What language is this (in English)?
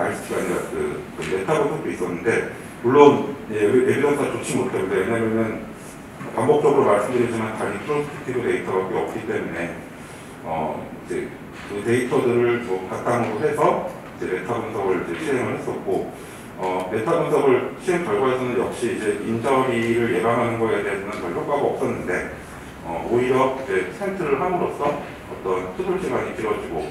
Korean